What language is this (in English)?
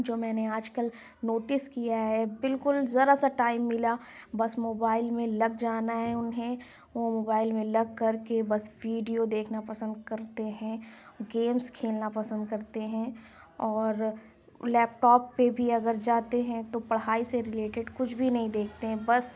Urdu